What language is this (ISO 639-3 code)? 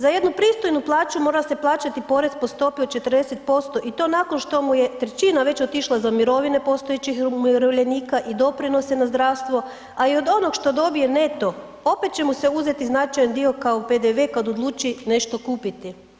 hrv